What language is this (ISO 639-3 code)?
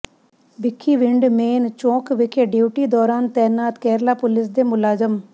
pan